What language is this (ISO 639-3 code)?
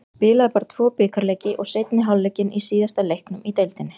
isl